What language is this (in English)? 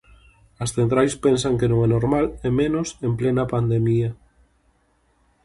Galician